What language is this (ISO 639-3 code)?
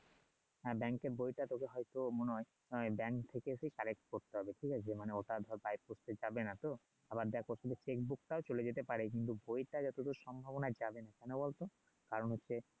ben